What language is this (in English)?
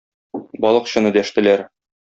Tatar